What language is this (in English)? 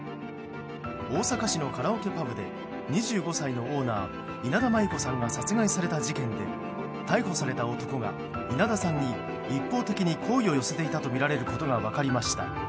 Japanese